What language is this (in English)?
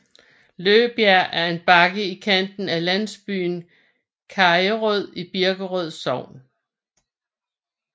Danish